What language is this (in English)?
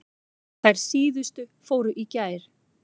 Icelandic